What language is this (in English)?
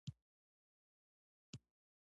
Pashto